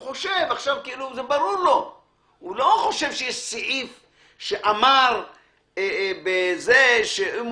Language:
Hebrew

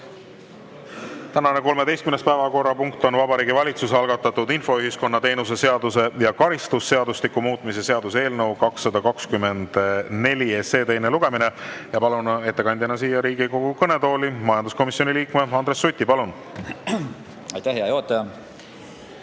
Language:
Estonian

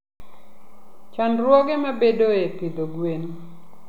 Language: Luo (Kenya and Tanzania)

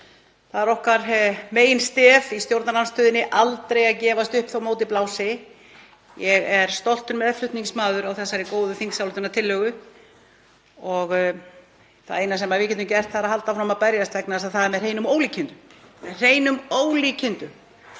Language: Icelandic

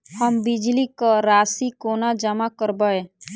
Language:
Maithili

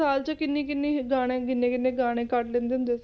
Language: Punjabi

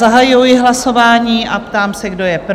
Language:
Czech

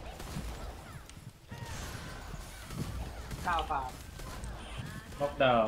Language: Thai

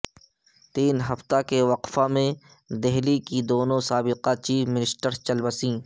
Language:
Urdu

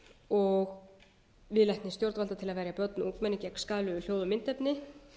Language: Icelandic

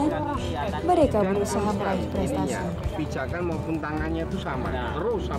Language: Indonesian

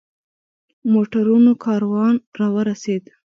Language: Pashto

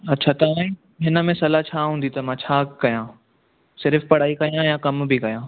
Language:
Sindhi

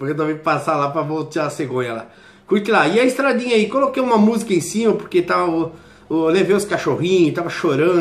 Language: Portuguese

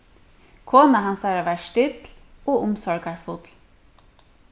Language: Faroese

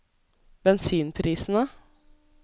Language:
Norwegian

